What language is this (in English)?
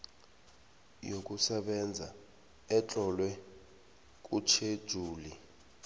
South Ndebele